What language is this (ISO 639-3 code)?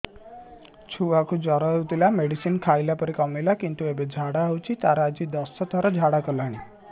ori